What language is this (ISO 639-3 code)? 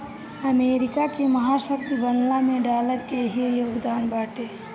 bho